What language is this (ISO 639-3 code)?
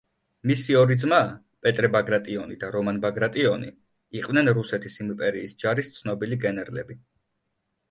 kat